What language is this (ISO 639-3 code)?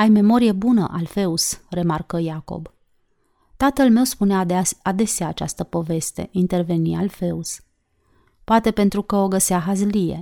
ron